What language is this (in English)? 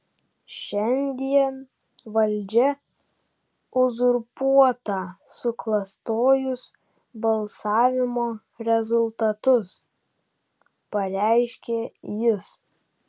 Lithuanian